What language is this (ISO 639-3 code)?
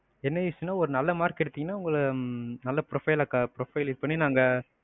tam